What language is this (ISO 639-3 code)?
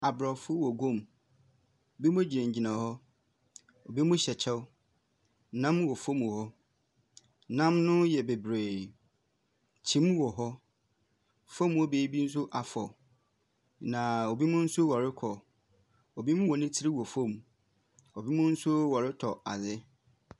aka